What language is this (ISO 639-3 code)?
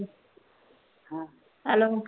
pan